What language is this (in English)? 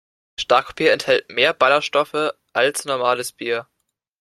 German